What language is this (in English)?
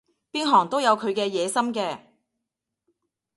Cantonese